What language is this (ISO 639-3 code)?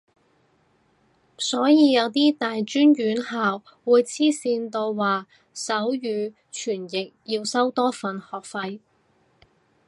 yue